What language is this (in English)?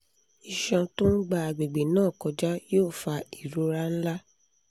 Yoruba